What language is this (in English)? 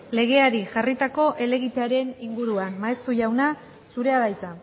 Basque